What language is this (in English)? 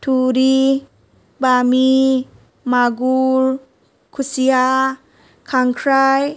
Bodo